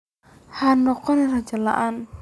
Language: Somali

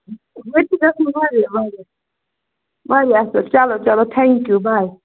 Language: Kashmiri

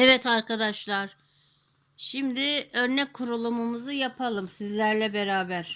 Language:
Turkish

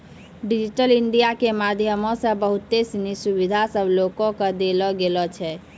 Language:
Maithili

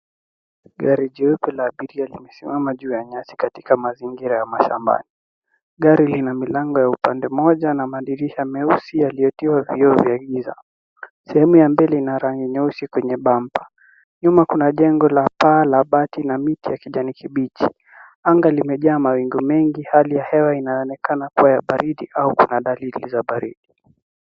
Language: Swahili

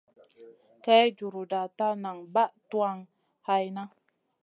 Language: Masana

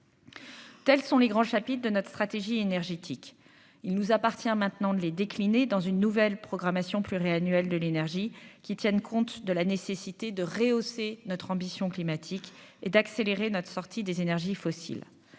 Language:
French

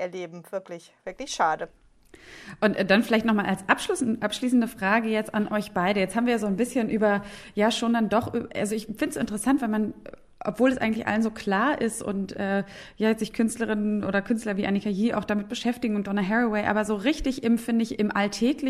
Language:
German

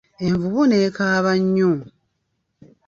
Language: Ganda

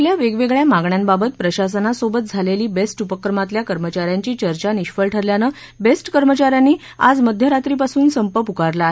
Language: Marathi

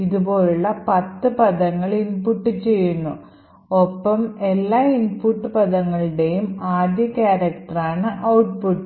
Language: Malayalam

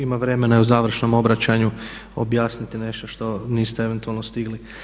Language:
Croatian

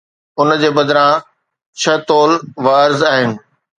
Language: Sindhi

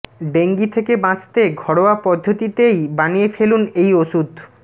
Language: Bangla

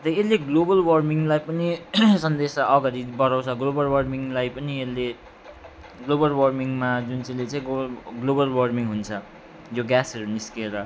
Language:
Nepali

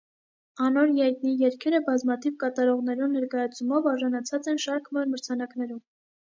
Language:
Armenian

